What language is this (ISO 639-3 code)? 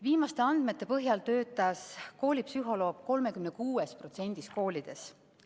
est